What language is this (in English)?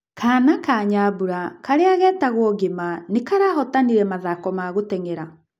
Kikuyu